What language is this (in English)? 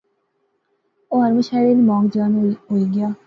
Pahari-Potwari